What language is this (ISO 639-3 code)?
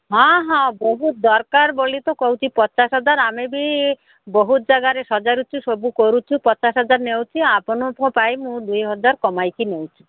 ori